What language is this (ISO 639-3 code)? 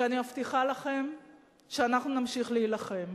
heb